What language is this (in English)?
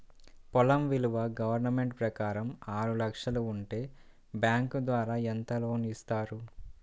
Telugu